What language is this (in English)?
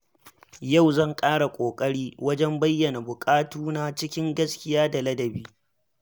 Hausa